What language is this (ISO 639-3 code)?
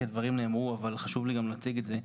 heb